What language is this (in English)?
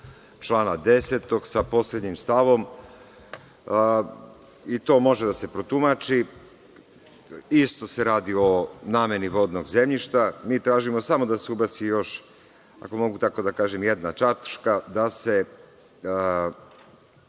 Serbian